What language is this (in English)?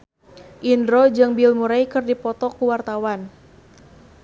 Sundanese